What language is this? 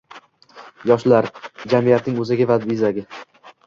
Uzbek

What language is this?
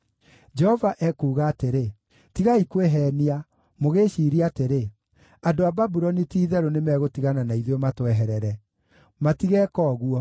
Kikuyu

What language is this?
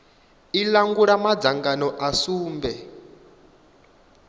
Venda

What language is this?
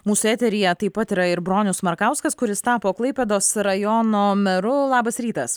Lithuanian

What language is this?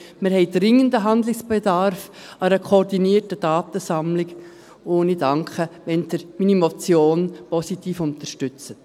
Swiss German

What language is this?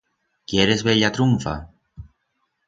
Aragonese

